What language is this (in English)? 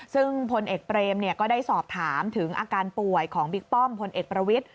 Thai